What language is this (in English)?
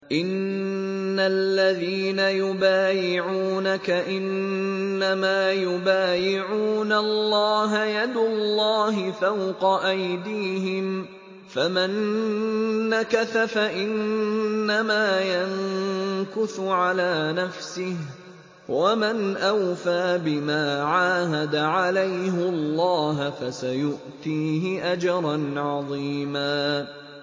Arabic